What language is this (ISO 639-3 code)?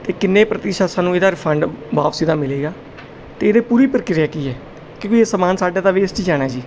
pan